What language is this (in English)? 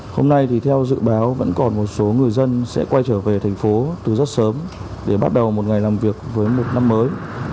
Vietnamese